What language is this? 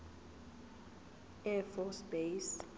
Zulu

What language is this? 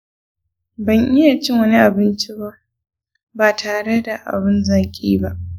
Hausa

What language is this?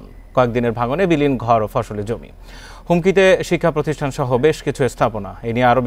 Hindi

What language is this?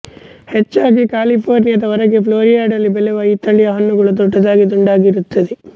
Kannada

